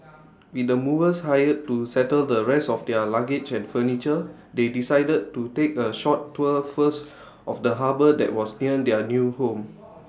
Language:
English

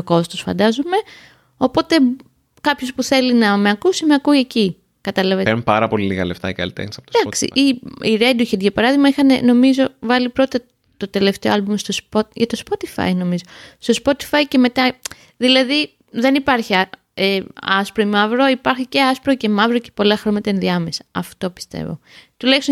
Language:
Greek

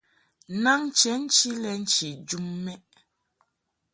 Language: Mungaka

